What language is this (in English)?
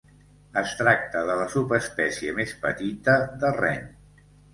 Catalan